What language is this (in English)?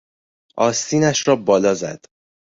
Persian